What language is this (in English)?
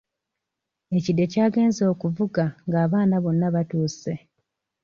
Ganda